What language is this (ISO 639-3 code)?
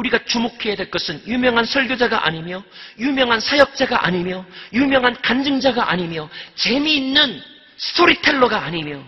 kor